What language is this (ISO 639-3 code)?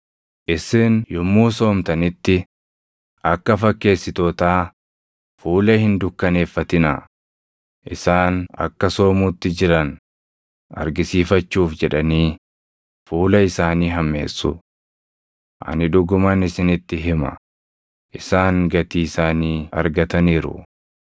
orm